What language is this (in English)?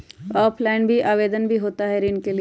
Magahi